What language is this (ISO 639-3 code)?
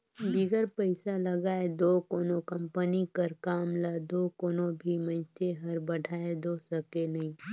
hne